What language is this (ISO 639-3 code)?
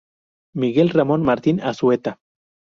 spa